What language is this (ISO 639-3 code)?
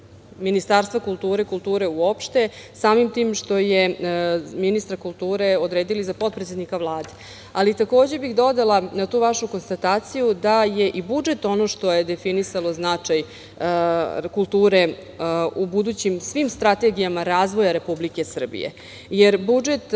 srp